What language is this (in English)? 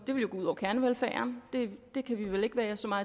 Danish